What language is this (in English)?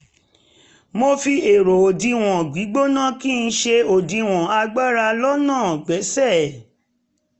Yoruba